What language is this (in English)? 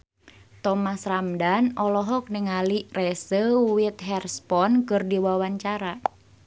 Sundanese